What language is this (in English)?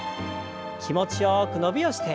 Japanese